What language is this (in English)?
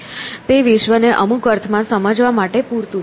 Gujarati